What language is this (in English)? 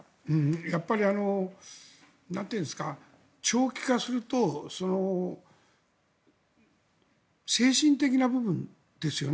Japanese